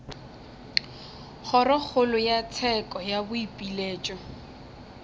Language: Northern Sotho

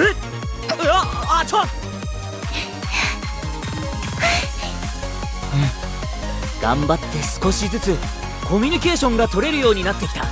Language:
Japanese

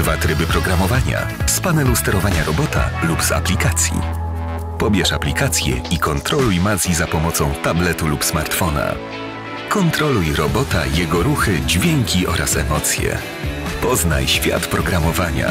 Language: Polish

